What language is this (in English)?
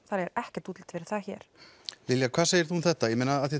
Icelandic